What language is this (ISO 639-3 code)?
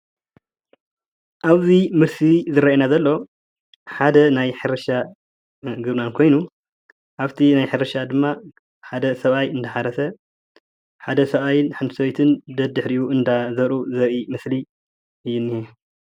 tir